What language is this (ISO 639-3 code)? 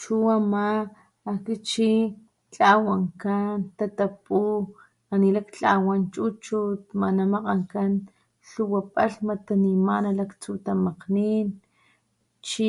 top